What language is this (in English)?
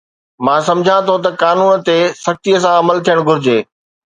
Sindhi